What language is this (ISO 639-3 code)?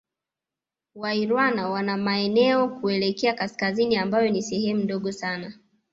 swa